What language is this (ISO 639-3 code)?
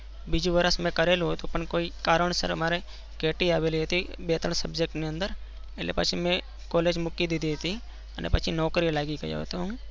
guj